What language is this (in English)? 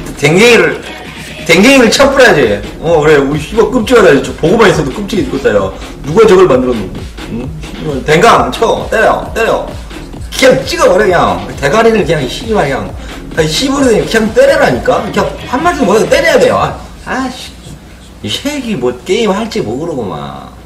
Korean